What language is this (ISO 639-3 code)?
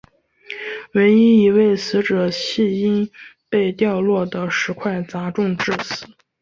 zho